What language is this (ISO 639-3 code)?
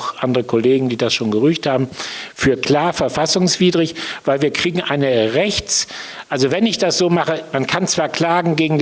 deu